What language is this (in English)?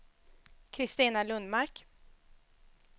Swedish